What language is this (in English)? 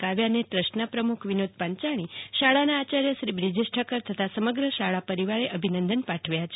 Gujarati